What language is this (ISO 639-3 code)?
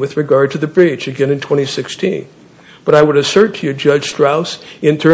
eng